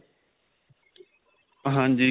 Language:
Punjabi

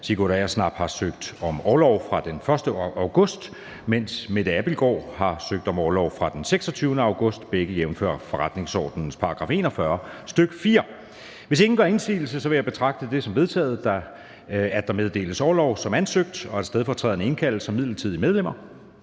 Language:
Danish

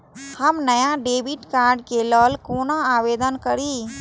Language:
Maithili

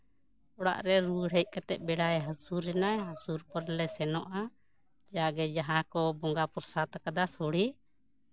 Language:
Santali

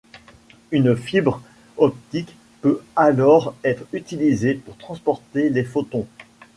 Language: French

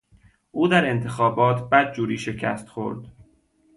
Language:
Persian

